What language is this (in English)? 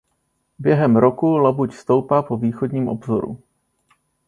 Czech